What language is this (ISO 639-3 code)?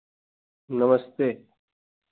hin